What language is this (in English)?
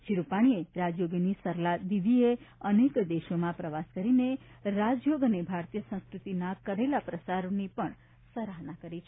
Gujarati